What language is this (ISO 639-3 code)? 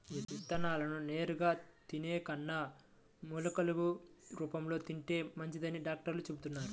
tel